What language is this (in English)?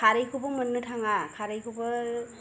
Bodo